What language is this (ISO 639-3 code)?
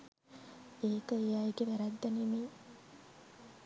sin